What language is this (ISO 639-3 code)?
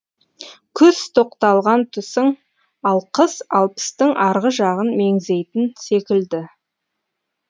kaz